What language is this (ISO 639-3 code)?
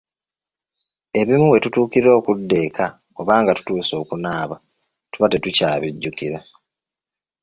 lug